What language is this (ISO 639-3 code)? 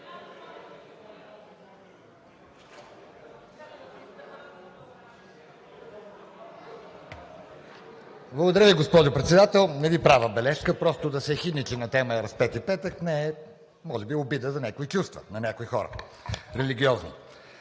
bul